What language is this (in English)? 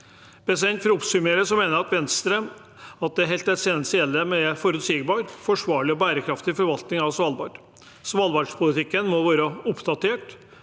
Norwegian